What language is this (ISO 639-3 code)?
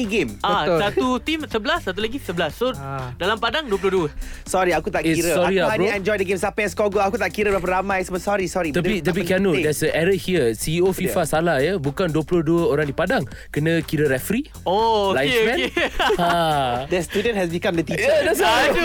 msa